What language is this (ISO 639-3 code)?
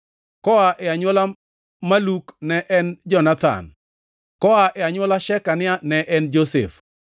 luo